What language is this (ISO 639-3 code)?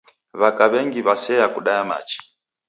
dav